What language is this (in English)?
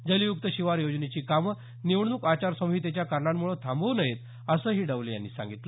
Marathi